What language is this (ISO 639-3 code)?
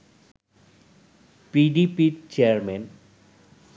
ben